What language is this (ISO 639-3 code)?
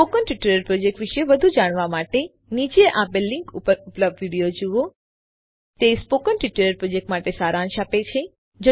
guj